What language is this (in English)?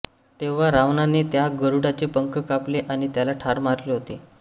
Marathi